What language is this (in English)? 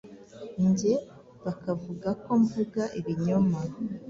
Kinyarwanda